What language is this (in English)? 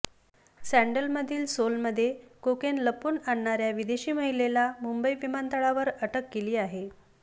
Marathi